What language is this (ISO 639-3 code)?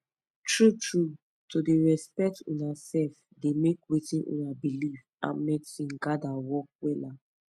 pcm